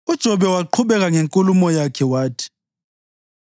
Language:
North Ndebele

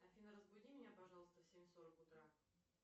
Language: Russian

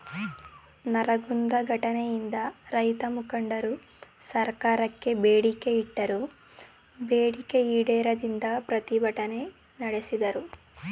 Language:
Kannada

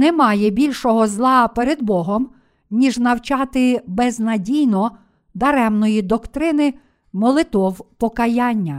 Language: Ukrainian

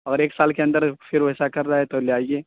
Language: Urdu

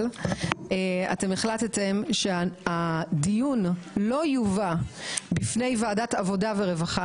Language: Hebrew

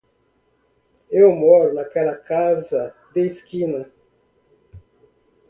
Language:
Portuguese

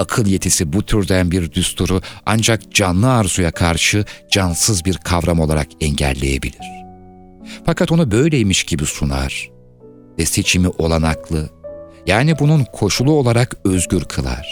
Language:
Turkish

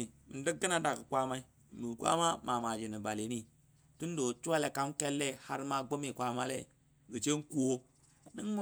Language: Dadiya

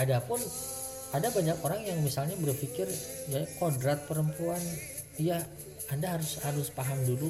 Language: Indonesian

